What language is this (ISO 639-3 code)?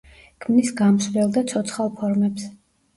kat